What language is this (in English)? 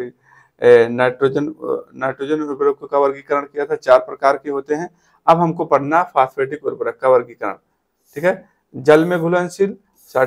Hindi